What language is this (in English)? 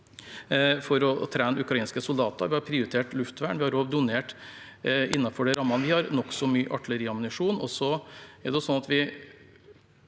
Norwegian